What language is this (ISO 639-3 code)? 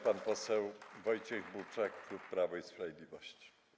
pol